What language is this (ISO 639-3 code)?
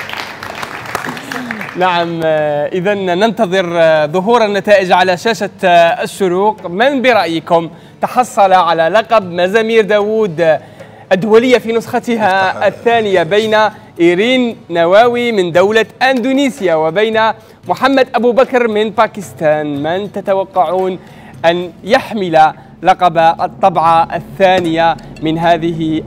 ara